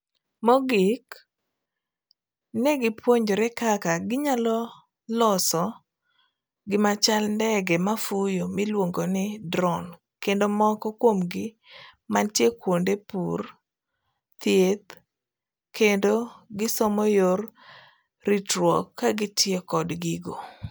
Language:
Luo (Kenya and Tanzania)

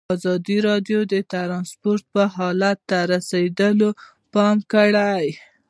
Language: Pashto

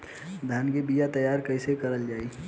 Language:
Bhojpuri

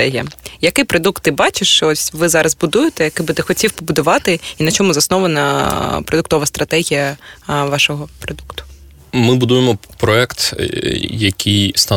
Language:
Ukrainian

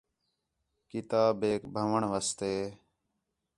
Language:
Khetrani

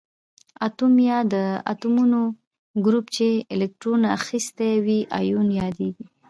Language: Pashto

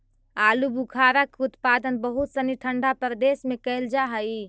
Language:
Magahi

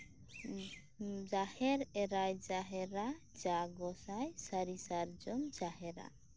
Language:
Santali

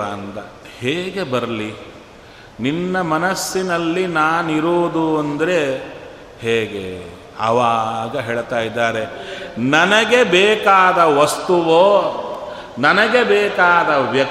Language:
Kannada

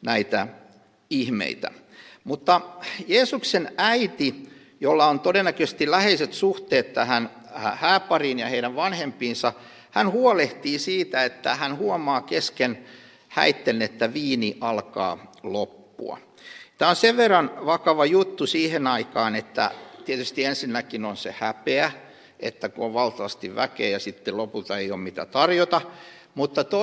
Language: Finnish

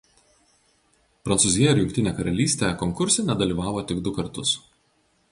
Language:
Lithuanian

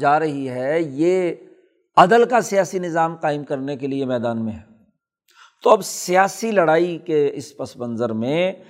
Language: Urdu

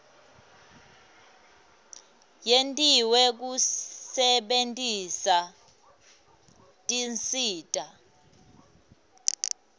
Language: Swati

